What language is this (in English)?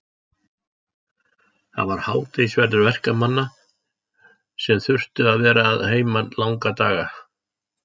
Icelandic